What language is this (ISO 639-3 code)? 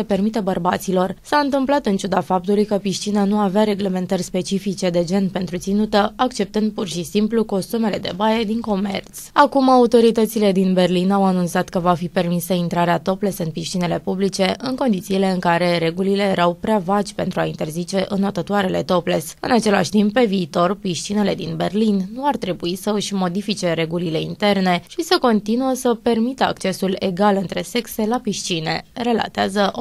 ron